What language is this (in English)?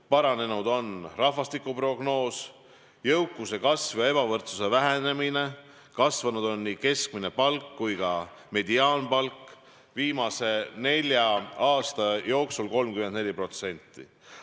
Estonian